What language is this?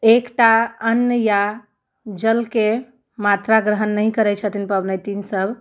Maithili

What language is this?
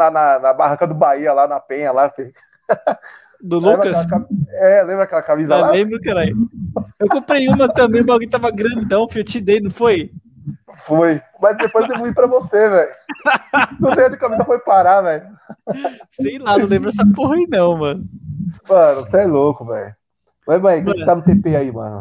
Portuguese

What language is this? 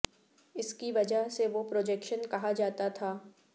Urdu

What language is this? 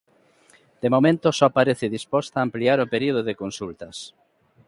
Galician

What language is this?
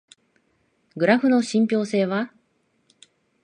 Japanese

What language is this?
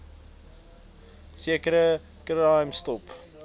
Afrikaans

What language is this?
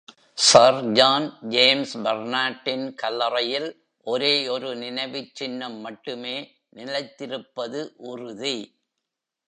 Tamil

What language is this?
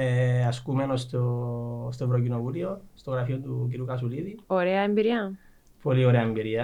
Greek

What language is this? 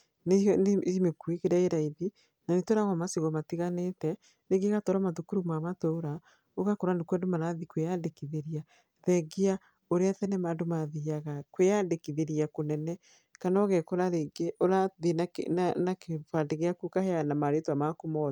Kikuyu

